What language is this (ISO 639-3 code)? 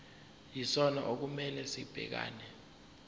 zul